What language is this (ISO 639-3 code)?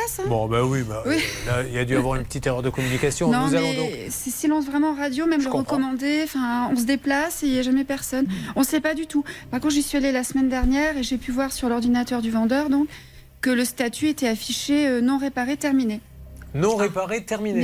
fra